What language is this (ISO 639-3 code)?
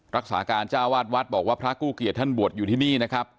tha